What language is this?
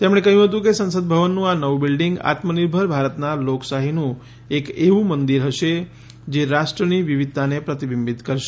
Gujarati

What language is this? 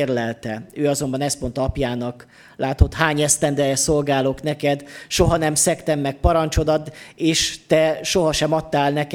Hungarian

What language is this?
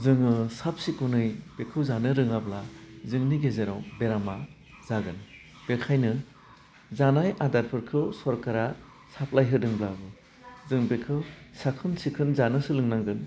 Bodo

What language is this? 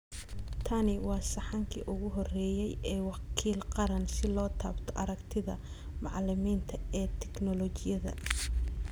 Somali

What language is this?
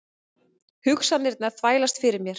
Icelandic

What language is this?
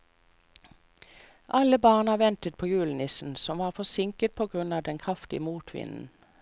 Norwegian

